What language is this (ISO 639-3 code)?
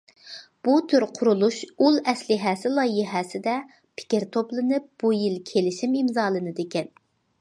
uig